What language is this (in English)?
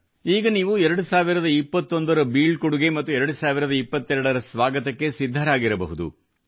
Kannada